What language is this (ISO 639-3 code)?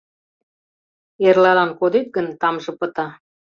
chm